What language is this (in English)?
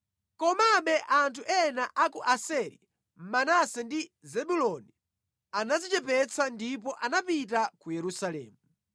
Nyanja